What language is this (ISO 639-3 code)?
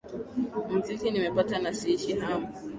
swa